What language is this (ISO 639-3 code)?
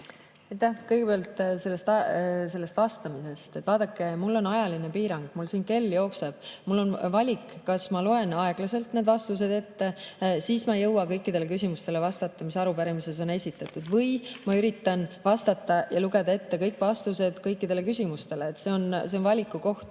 est